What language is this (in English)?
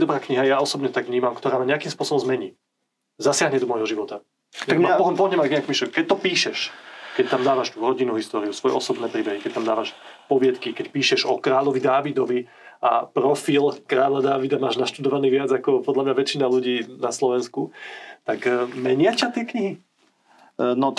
Slovak